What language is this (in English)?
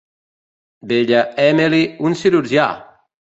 Catalan